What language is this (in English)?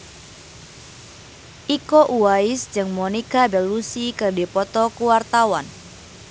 Sundanese